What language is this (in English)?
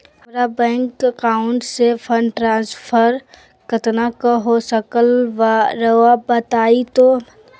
Magahi